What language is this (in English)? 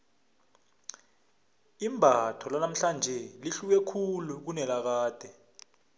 South Ndebele